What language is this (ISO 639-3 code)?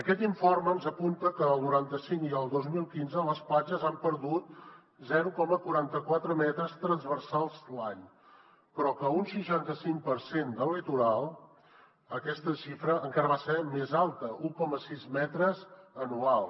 cat